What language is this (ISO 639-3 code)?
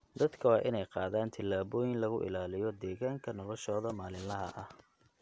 som